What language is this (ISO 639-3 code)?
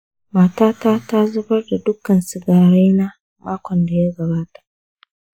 hau